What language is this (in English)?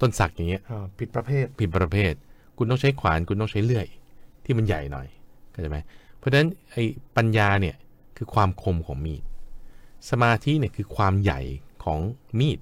Thai